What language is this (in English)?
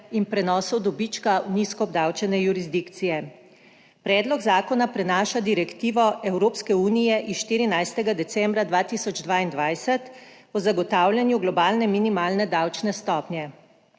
Slovenian